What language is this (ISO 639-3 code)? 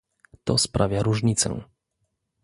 pol